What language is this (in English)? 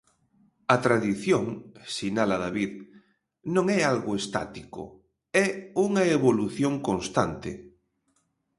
Galician